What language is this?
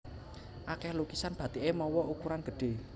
Javanese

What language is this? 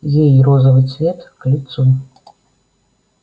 Russian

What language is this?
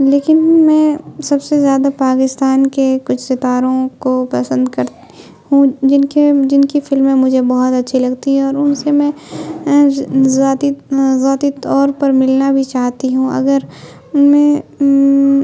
Urdu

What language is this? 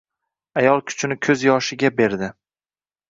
Uzbek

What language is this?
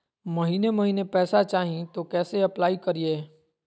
Magahi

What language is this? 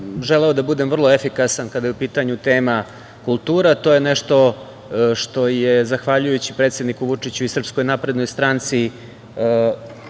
Serbian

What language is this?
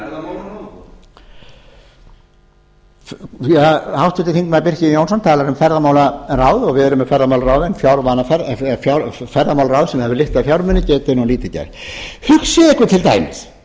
Icelandic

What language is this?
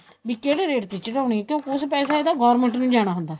Punjabi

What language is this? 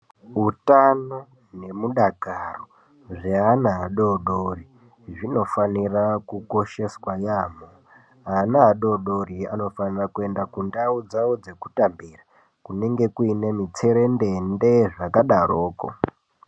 Ndau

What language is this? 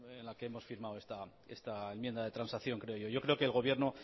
Spanish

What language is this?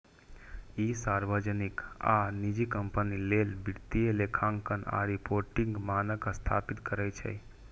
Maithili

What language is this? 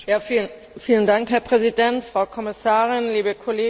German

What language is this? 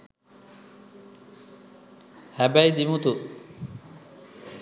Sinhala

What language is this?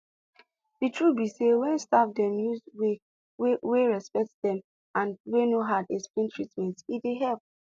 Nigerian Pidgin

